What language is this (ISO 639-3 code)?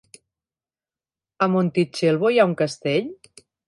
cat